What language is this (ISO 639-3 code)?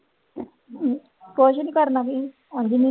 pan